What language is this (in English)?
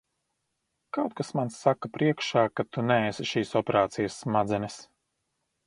Latvian